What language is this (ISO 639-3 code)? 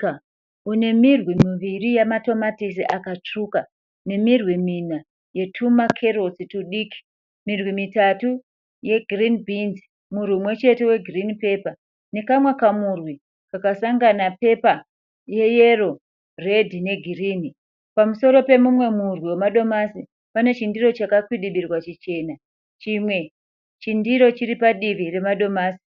sna